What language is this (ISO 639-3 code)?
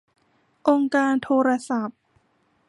tha